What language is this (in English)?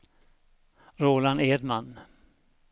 Swedish